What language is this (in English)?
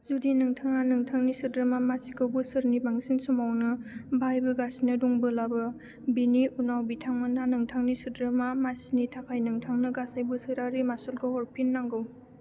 Bodo